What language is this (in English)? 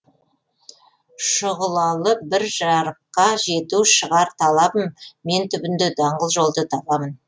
Kazakh